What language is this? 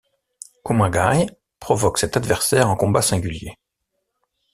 French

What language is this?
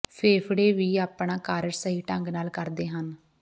Punjabi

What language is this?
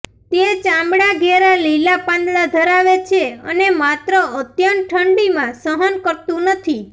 Gujarati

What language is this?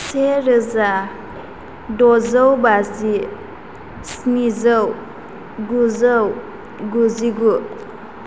Bodo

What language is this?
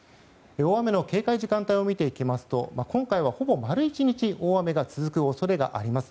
Japanese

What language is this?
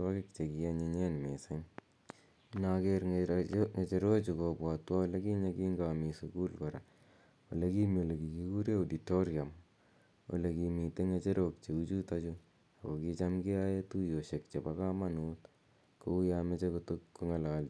Kalenjin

